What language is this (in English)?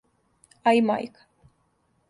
Serbian